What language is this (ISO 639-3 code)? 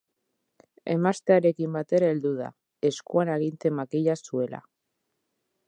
eus